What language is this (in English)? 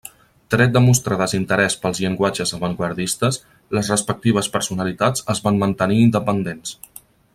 Catalan